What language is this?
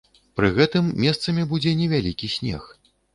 Belarusian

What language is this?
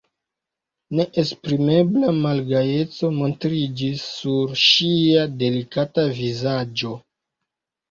Esperanto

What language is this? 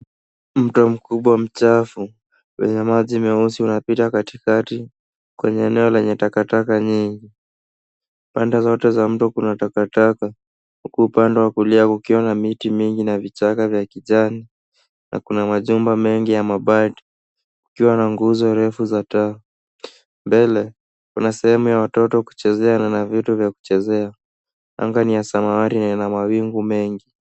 Swahili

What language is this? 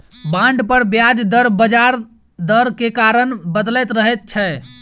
Maithili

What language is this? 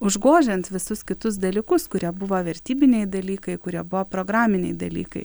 Lithuanian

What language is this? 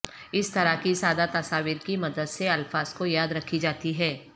Urdu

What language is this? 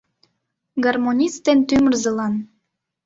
Mari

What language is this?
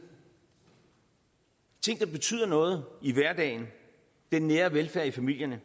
Danish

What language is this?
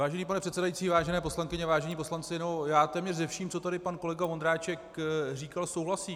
Czech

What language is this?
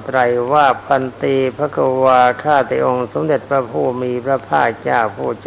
Thai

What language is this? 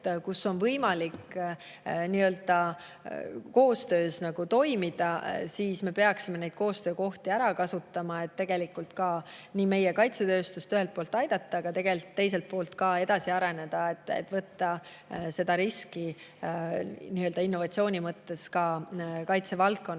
Estonian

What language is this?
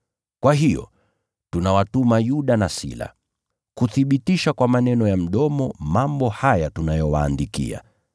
Swahili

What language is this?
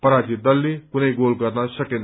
Nepali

